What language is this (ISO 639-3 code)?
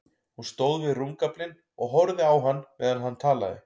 isl